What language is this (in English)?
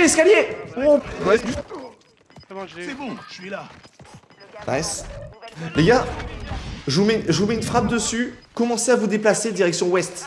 French